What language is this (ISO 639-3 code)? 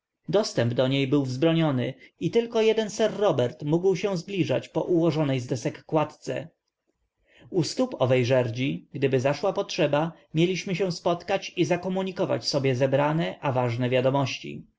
pol